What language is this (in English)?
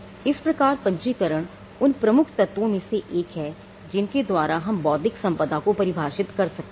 Hindi